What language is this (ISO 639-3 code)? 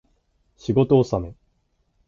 jpn